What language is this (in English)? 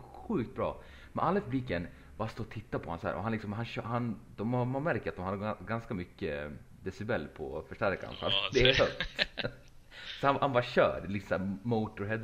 Swedish